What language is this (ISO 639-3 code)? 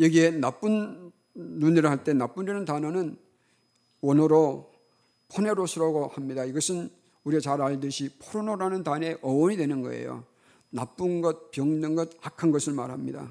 kor